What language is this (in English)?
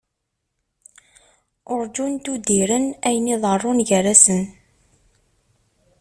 Kabyle